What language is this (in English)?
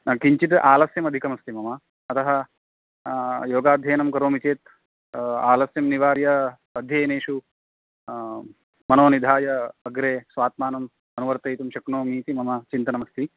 Sanskrit